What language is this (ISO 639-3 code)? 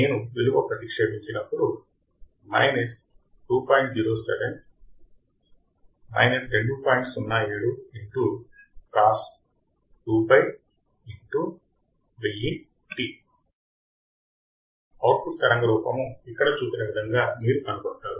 tel